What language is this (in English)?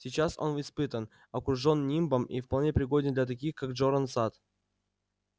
Russian